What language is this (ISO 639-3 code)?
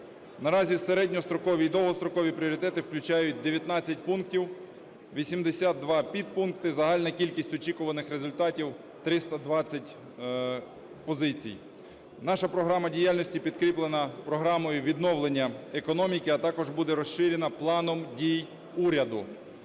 ukr